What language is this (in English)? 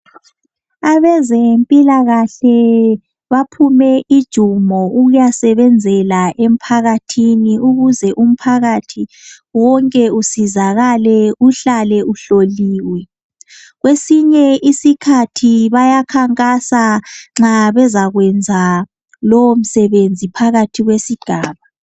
North Ndebele